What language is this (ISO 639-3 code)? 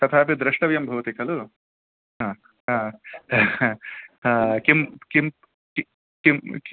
san